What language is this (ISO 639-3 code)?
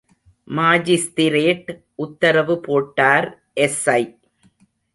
tam